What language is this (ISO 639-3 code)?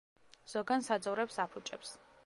kat